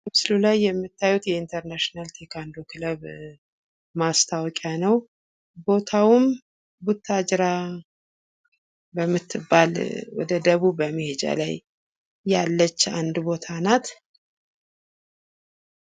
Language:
Amharic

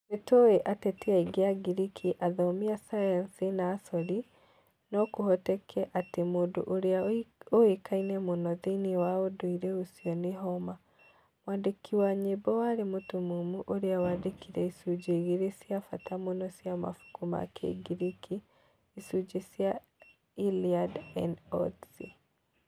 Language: Kikuyu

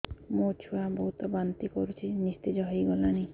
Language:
Odia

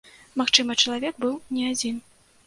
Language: Belarusian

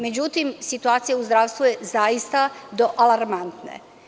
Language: Serbian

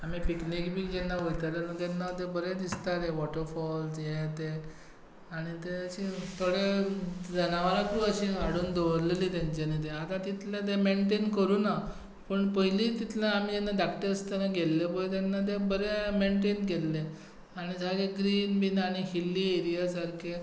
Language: Konkani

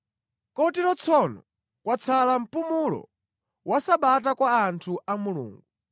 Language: Nyanja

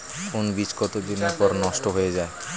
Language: Bangla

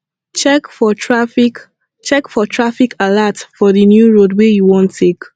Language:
Nigerian Pidgin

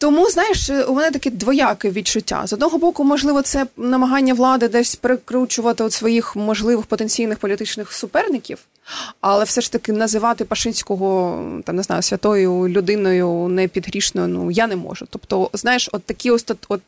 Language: Ukrainian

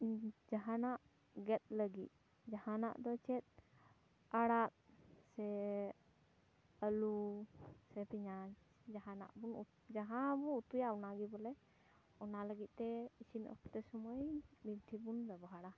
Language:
Santali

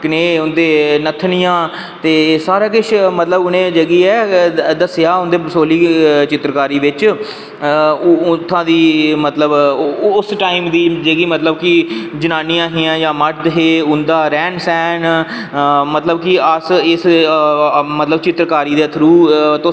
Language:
Dogri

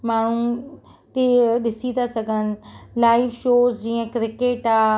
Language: Sindhi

